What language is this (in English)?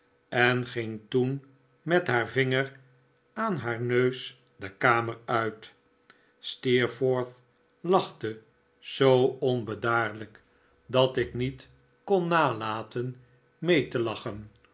Dutch